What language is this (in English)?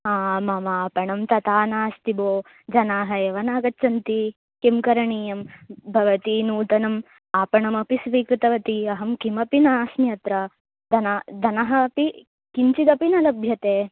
Sanskrit